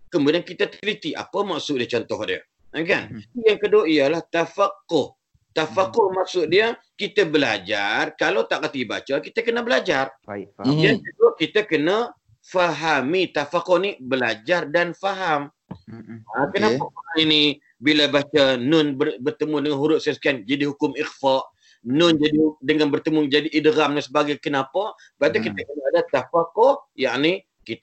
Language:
Malay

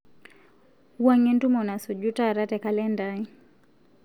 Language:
Masai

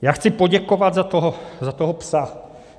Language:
Czech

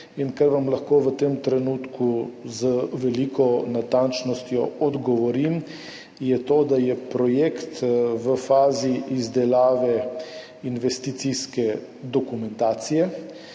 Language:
Slovenian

